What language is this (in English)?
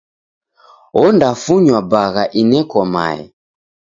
Taita